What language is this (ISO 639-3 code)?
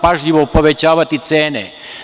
srp